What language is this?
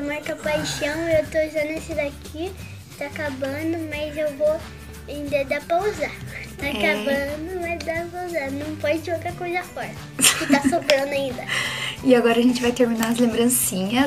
Portuguese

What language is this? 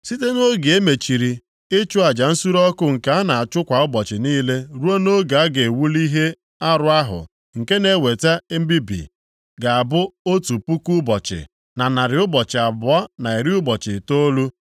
Igbo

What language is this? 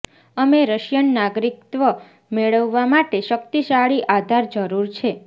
Gujarati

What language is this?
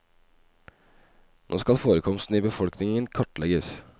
Norwegian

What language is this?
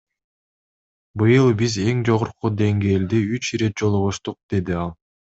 Kyrgyz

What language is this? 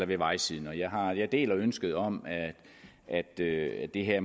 Danish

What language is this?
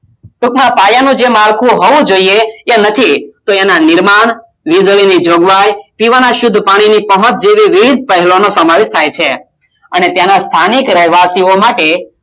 Gujarati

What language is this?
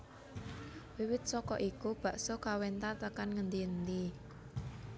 Javanese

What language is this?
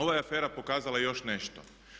Croatian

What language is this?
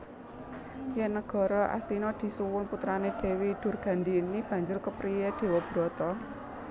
Javanese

